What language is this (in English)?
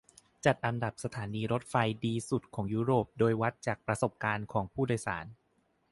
Thai